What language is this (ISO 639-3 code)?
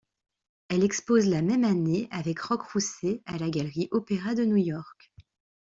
fra